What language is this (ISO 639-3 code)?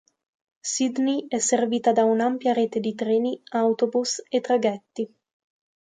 ita